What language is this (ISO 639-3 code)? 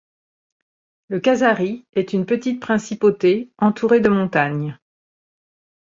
fra